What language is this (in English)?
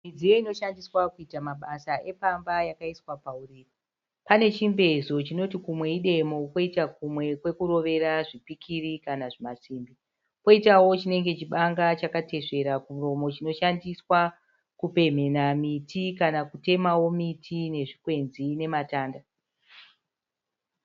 Shona